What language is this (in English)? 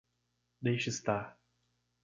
Portuguese